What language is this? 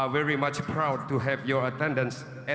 Indonesian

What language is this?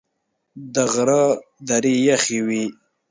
Pashto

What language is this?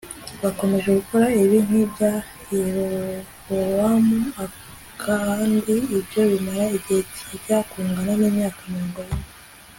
Kinyarwanda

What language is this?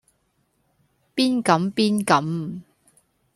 Cantonese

